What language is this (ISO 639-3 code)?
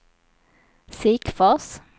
swe